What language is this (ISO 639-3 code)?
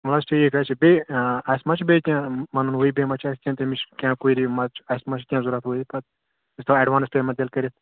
kas